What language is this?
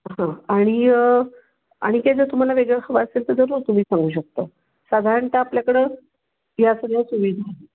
Marathi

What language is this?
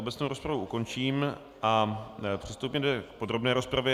Czech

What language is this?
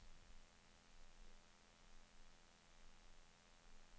Swedish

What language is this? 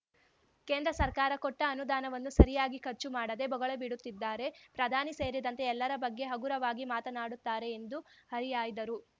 Kannada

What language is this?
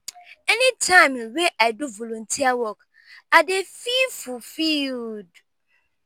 Nigerian Pidgin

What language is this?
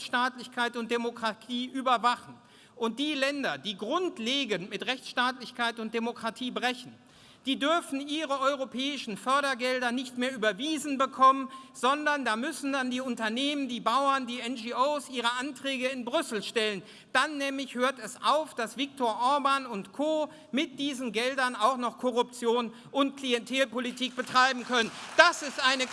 German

